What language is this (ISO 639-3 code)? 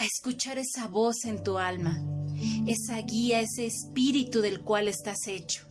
spa